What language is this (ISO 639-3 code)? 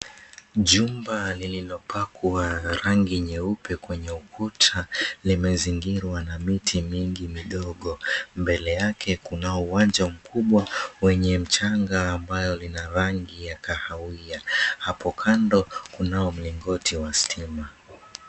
swa